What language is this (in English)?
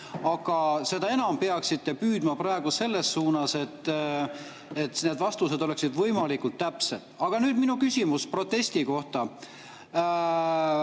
Estonian